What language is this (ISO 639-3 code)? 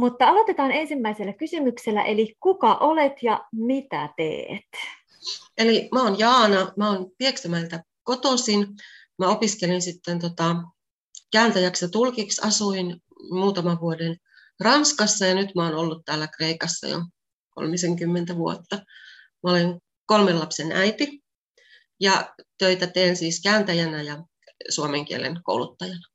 fin